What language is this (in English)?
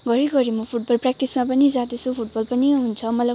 Nepali